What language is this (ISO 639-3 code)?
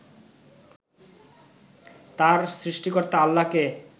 ben